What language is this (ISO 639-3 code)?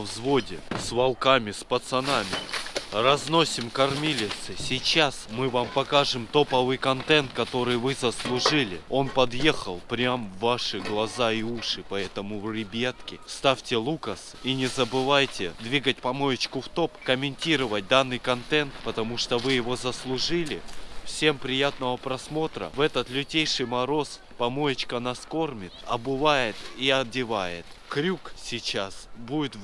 rus